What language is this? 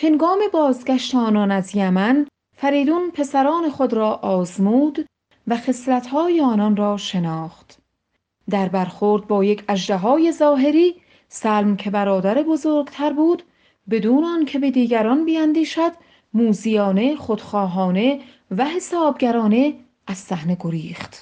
Persian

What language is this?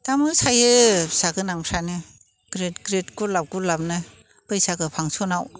Bodo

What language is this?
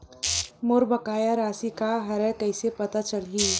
Chhattisgarhi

